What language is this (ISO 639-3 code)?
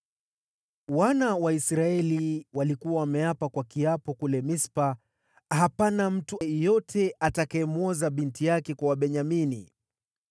swa